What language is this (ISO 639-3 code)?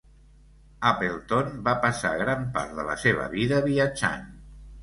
cat